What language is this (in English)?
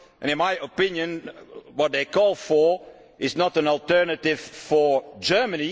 English